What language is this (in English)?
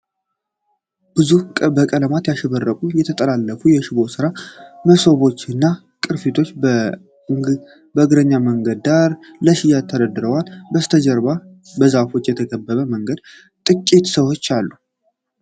Amharic